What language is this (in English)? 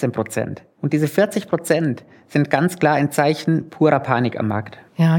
German